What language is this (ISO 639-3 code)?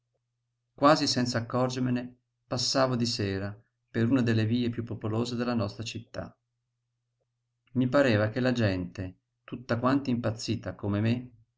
ita